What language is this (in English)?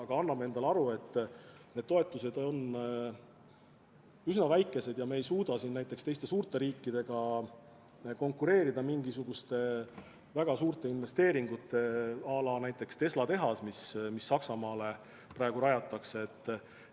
Estonian